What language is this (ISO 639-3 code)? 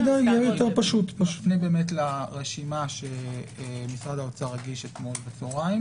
heb